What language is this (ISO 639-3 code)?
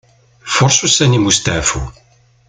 kab